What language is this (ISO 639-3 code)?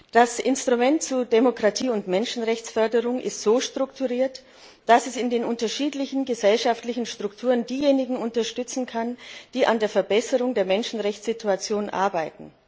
deu